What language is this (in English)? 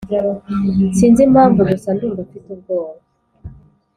Kinyarwanda